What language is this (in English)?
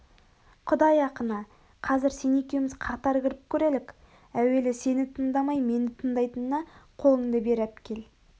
Kazakh